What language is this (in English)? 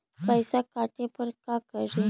Magahi